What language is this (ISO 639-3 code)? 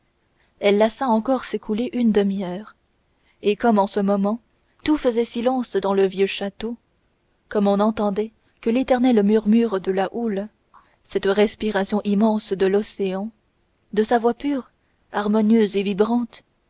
fra